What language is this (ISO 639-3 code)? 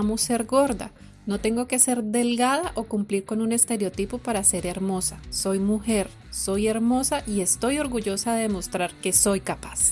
spa